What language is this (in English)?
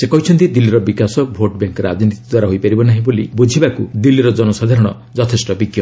Odia